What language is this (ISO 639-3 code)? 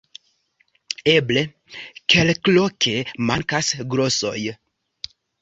epo